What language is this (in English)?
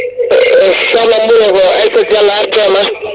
Fula